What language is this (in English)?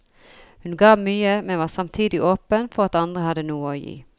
Norwegian